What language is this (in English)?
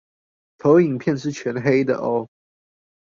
Chinese